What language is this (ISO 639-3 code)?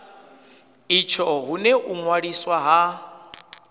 ven